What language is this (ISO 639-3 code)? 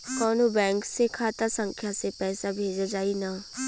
bho